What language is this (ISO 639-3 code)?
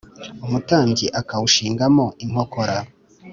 kin